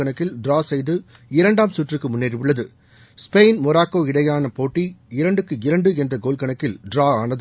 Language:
Tamil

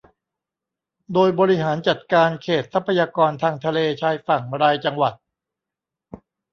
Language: Thai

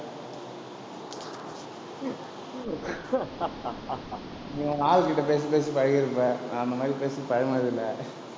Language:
Tamil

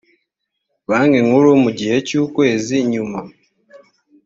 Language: Kinyarwanda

